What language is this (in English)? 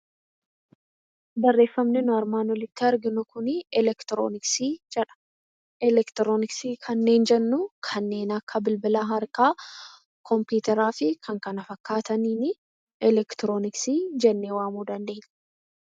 Oromo